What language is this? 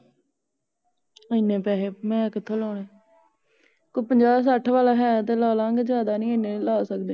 Punjabi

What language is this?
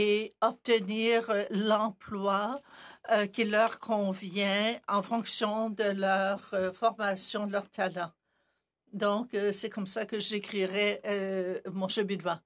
French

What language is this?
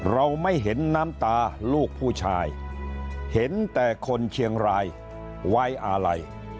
Thai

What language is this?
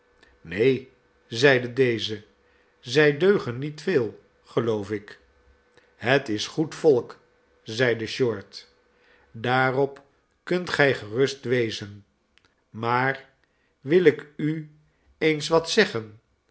Dutch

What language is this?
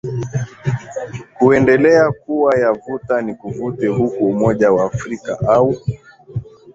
Swahili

